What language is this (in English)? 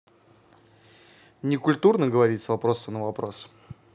Russian